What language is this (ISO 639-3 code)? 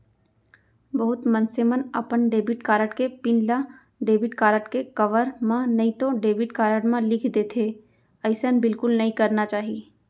hne